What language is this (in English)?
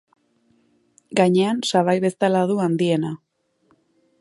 Basque